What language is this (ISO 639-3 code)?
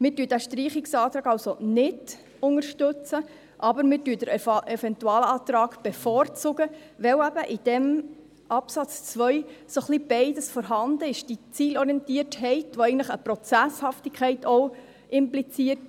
gsw